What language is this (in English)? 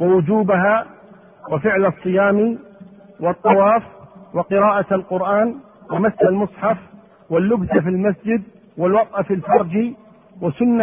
Arabic